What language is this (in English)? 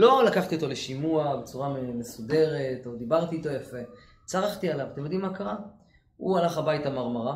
Hebrew